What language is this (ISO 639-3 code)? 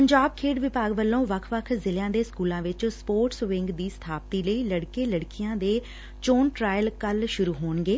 pan